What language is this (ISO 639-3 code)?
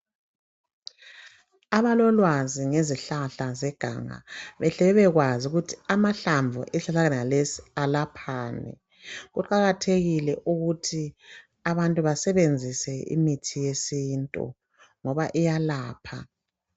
nde